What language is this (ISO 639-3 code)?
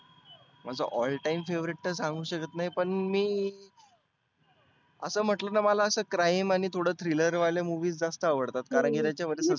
mar